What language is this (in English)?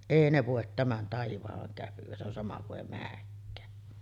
Finnish